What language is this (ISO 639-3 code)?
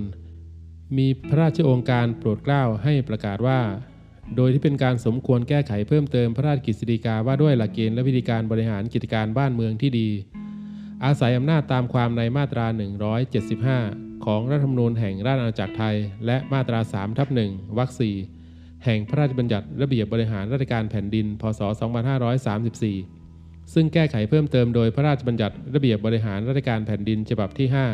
tha